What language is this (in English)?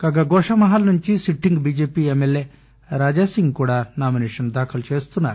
Telugu